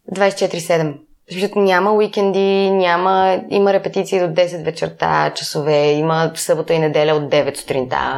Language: Bulgarian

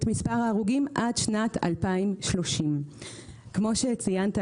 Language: Hebrew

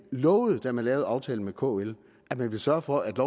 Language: Danish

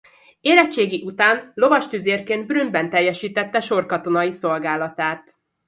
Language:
Hungarian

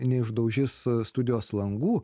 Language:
Lithuanian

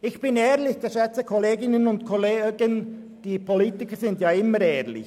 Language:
Swiss German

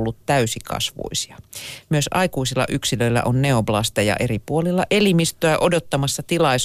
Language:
Finnish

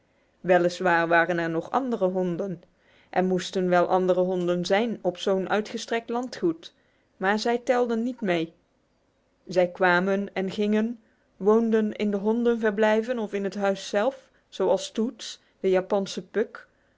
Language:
Dutch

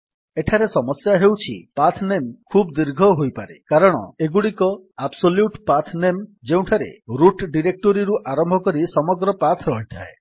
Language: Odia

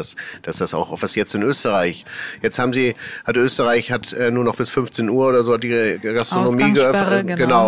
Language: German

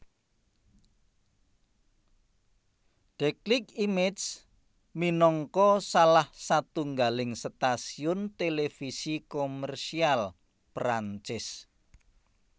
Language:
Javanese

